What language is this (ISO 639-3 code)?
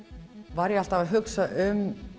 isl